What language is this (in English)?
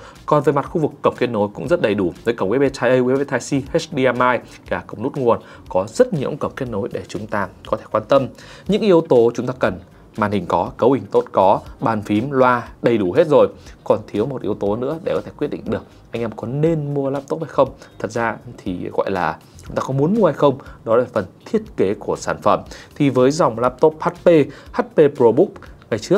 Vietnamese